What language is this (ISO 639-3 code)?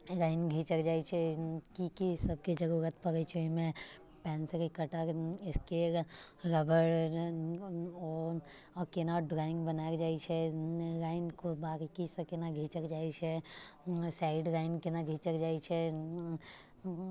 mai